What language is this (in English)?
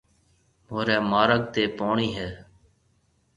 Marwari (Pakistan)